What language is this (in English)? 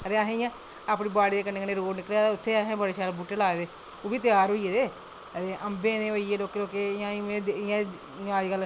Dogri